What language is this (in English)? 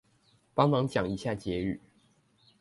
Chinese